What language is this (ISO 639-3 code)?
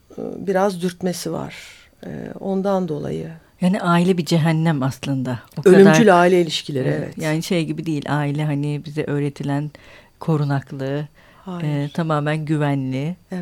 tur